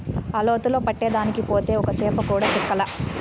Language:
Telugu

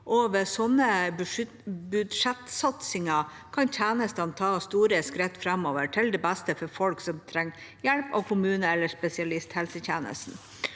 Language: Norwegian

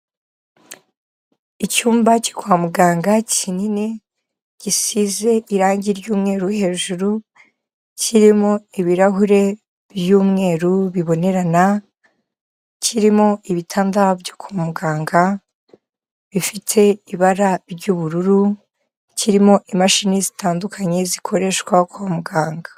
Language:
Kinyarwanda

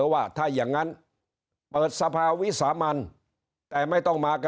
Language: Thai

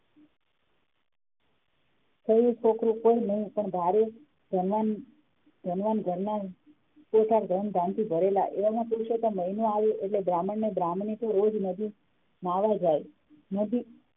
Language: Gujarati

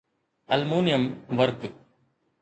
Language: Sindhi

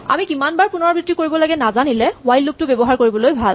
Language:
Assamese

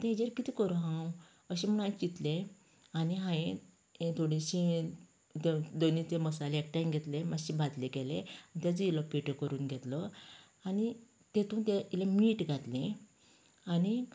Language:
Konkani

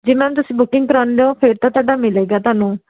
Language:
Punjabi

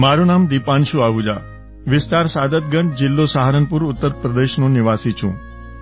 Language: Gujarati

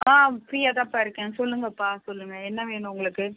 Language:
Tamil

